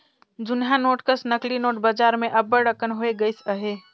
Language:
Chhattisgarhi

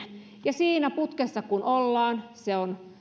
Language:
Finnish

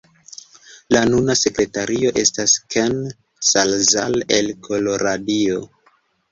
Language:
Esperanto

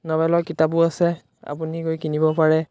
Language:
Assamese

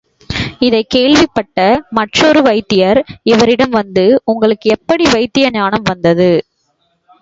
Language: Tamil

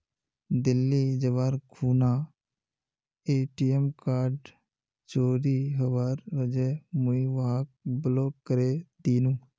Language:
Magahi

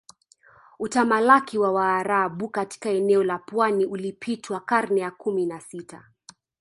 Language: Swahili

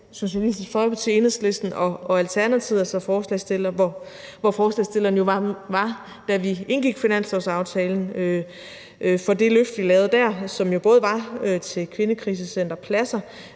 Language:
Danish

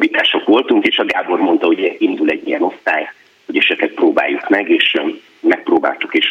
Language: Hungarian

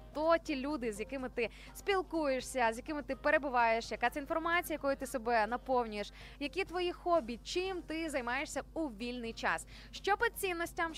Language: Ukrainian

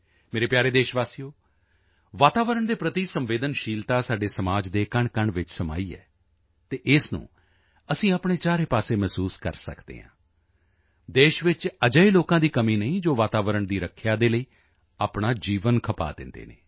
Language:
Punjabi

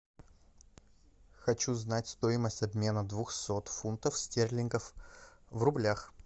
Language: Russian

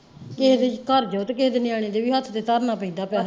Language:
Punjabi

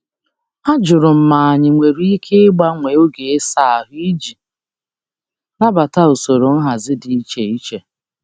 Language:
Igbo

